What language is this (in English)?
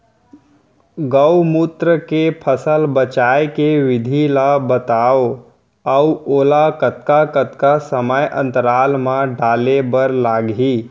Chhattisgarhi